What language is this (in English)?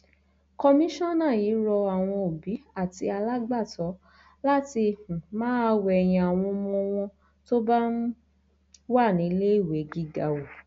Yoruba